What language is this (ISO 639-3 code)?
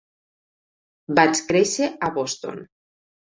cat